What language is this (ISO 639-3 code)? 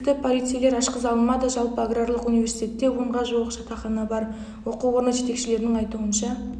kaz